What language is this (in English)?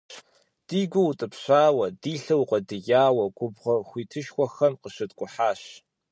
Kabardian